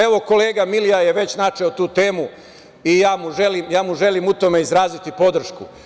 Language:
Serbian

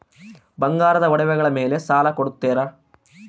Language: Kannada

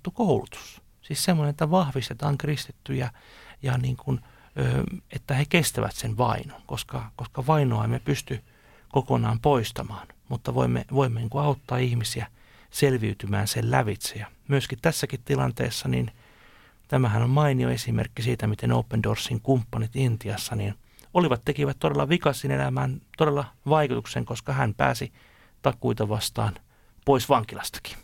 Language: Finnish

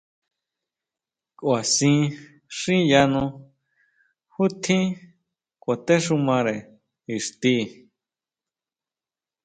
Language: Huautla Mazatec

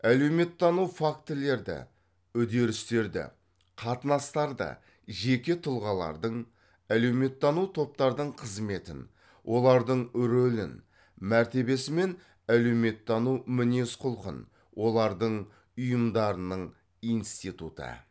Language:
Kazakh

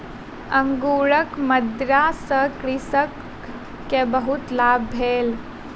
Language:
Maithili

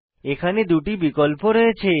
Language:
Bangla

